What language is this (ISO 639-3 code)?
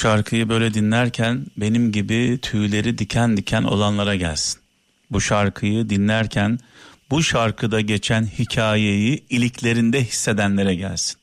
tur